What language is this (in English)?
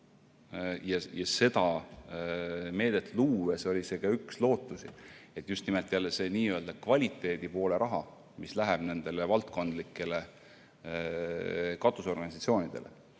Estonian